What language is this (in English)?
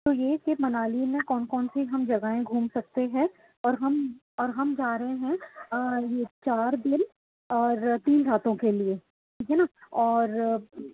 Urdu